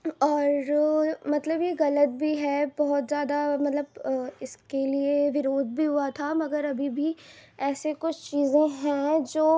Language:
Urdu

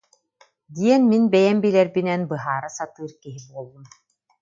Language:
Yakut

